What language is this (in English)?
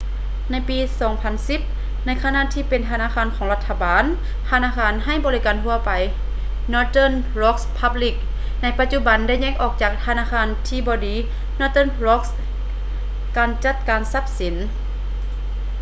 Lao